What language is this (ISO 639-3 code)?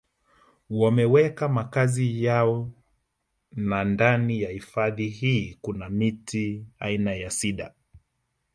swa